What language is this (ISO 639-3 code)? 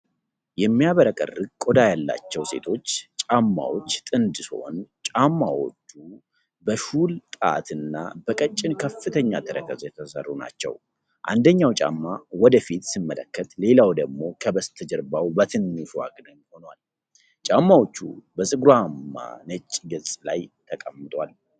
amh